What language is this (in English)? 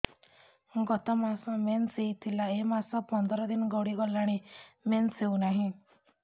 Odia